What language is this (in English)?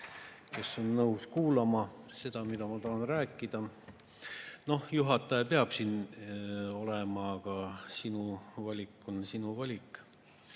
Estonian